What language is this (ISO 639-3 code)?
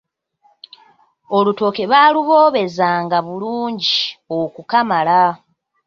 lug